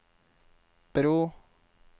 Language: Norwegian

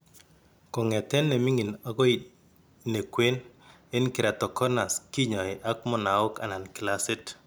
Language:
Kalenjin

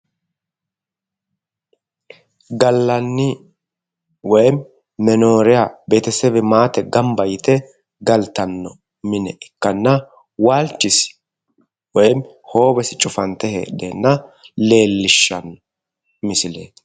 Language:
Sidamo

